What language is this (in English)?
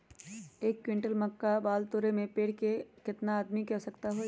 Magahi